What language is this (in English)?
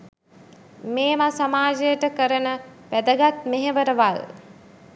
Sinhala